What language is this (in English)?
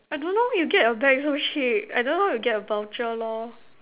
English